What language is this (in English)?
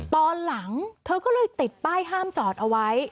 Thai